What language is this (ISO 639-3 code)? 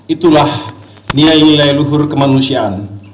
ind